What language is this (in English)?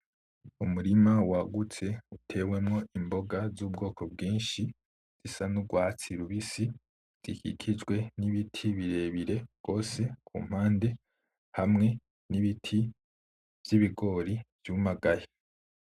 Rundi